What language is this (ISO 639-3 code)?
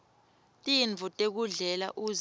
ssw